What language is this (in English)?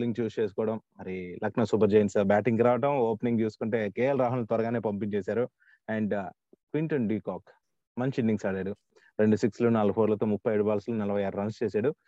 Telugu